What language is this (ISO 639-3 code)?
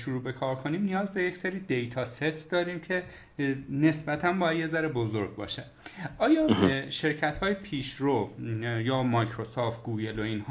fas